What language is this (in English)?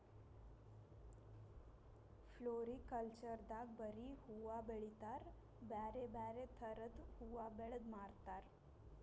Kannada